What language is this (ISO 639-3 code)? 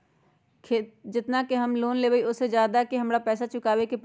mag